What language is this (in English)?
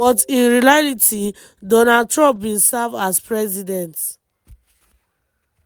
Nigerian Pidgin